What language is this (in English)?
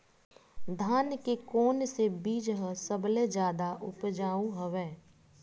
Chhattisgarhi